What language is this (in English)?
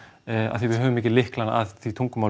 Icelandic